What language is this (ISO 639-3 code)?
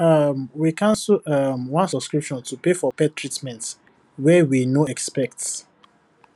pcm